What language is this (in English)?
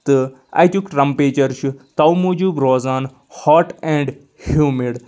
Kashmiri